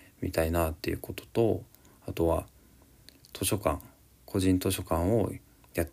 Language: Japanese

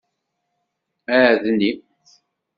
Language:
Kabyle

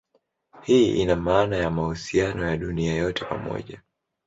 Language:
Swahili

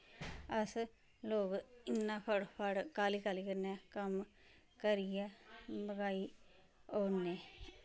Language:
Dogri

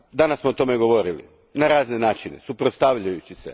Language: Croatian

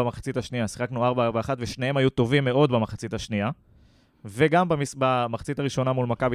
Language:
Hebrew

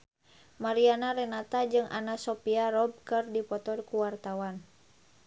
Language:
Sundanese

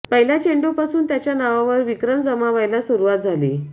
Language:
Marathi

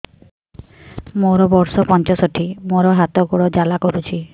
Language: Odia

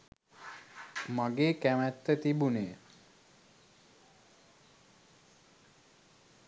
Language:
Sinhala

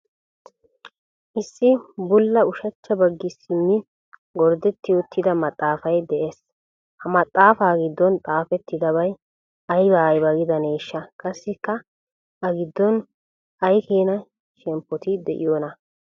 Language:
Wolaytta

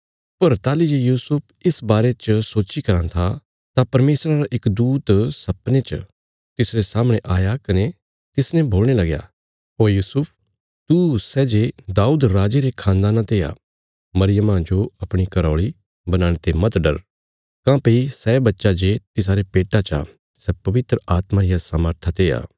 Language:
Bilaspuri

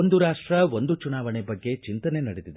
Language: Kannada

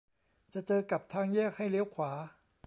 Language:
Thai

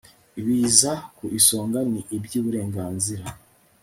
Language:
Kinyarwanda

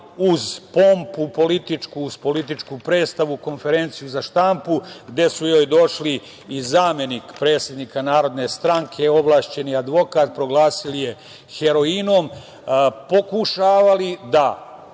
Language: Serbian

